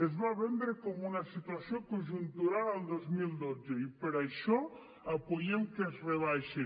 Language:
Catalan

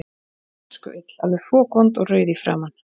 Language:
Icelandic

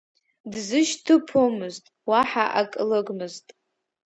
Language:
Abkhazian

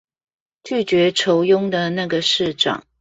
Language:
Chinese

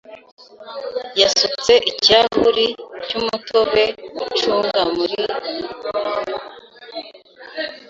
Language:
Kinyarwanda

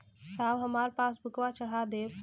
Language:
Bhojpuri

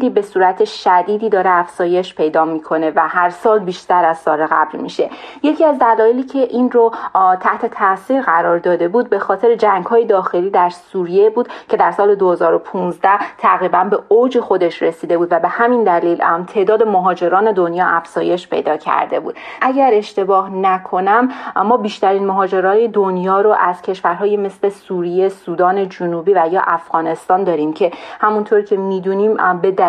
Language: Persian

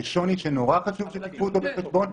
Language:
Hebrew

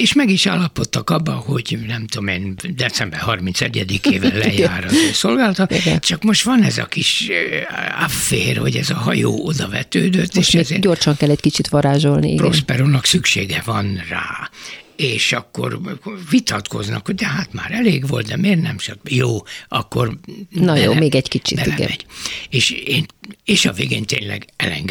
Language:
Hungarian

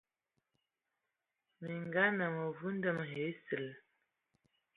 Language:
Ewondo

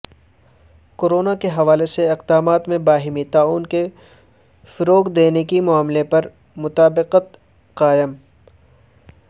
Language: Urdu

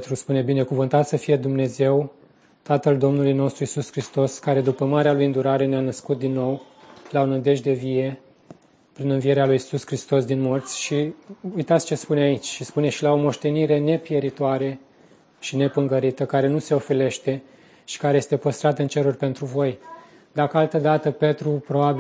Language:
Romanian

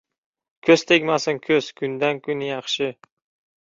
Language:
Uzbek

